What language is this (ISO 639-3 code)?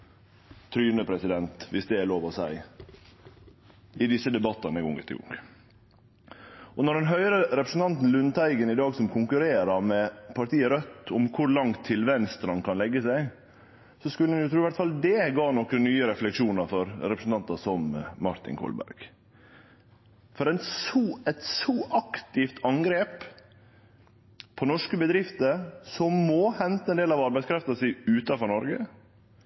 nno